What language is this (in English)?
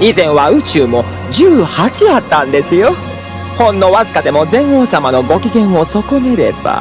Japanese